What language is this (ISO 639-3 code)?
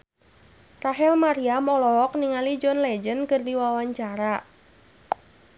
sun